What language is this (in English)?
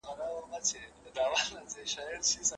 Pashto